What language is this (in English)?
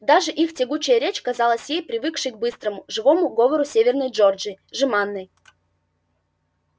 Russian